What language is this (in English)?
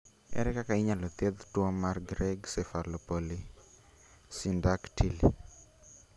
Luo (Kenya and Tanzania)